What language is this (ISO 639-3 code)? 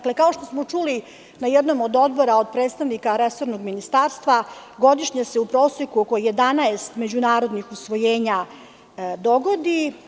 srp